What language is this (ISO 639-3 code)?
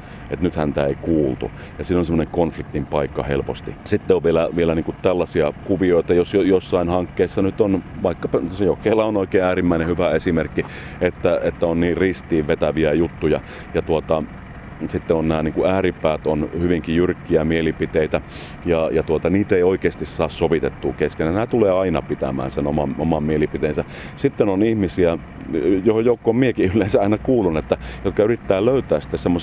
fin